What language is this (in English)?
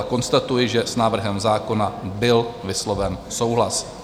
Czech